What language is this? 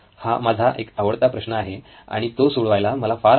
Marathi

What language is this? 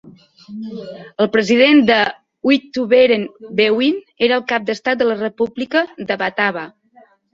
Catalan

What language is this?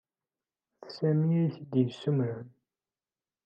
Kabyle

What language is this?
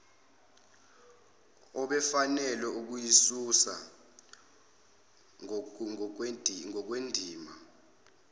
Zulu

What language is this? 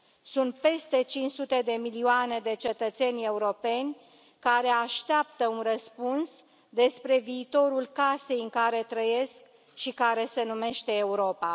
Romanian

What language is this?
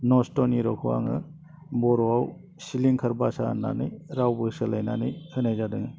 Bodo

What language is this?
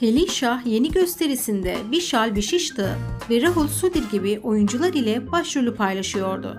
Turkish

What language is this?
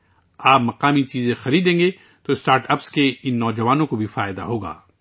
Urdu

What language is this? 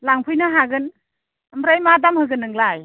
Bodo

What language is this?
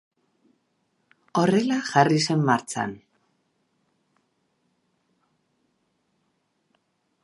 Basque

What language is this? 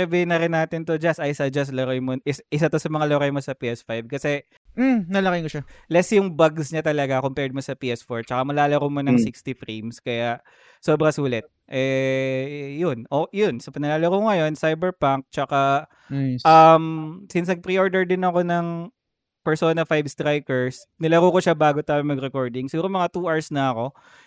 Filipino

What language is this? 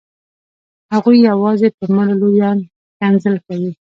Pashto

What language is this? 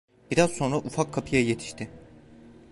Turkish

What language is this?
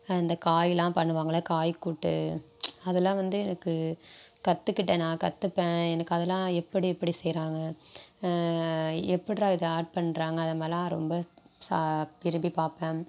Tamil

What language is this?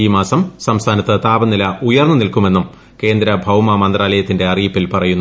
Malayalam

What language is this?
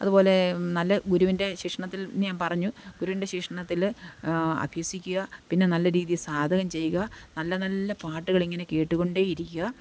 Malayalam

